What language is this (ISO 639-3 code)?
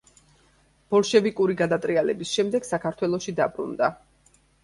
kat